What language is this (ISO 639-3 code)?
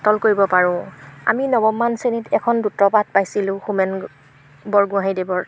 asm